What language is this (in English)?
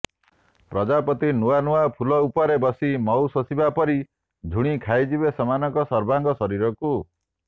Odia